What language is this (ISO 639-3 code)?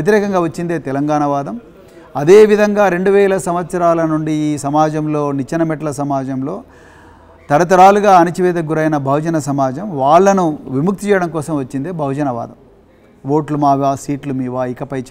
tel